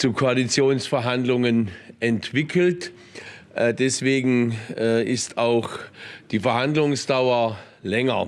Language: German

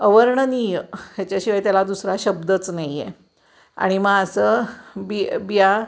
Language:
Marathi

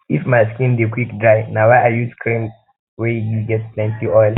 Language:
Nigerian Pidgin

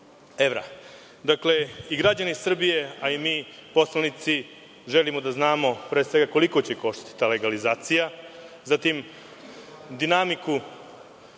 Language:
Serbian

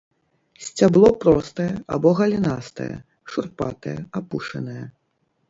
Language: Belarusian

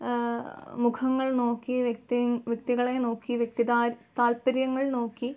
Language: Malayalam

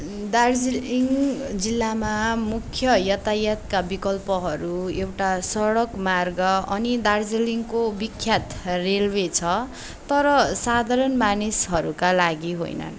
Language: Nepali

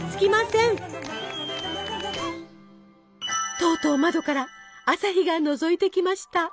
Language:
Japanese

